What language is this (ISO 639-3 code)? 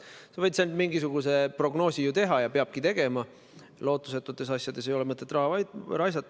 est